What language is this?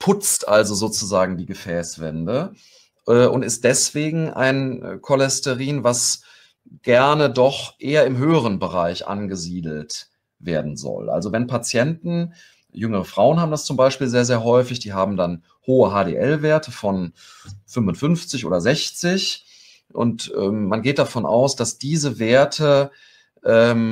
German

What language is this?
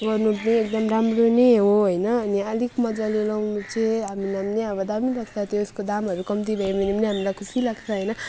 Nepali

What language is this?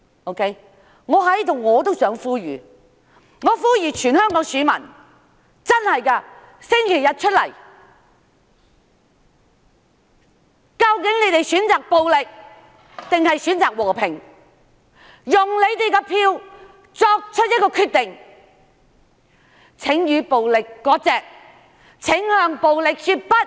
Cantonese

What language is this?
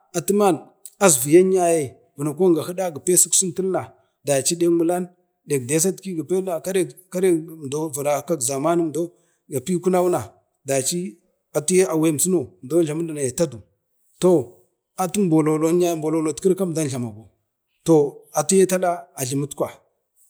Bade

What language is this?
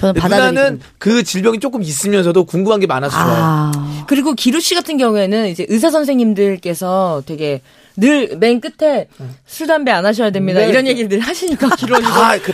Korean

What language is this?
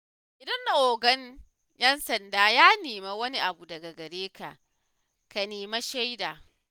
Hausa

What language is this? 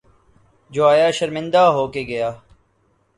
Urdu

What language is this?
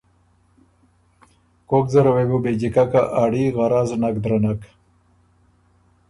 Ormuri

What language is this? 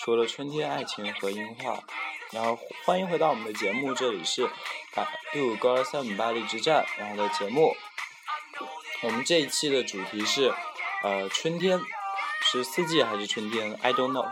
Chinese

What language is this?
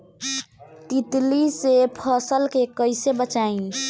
Bhojpuri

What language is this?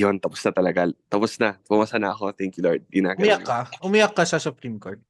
Filipino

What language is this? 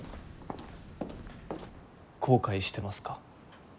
Japanese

